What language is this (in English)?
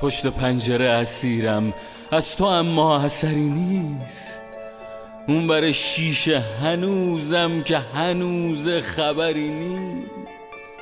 Persian